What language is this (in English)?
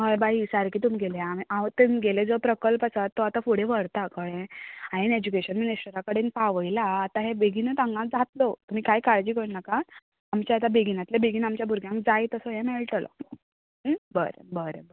Konkani